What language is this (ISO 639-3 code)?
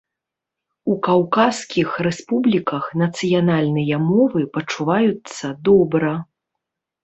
bel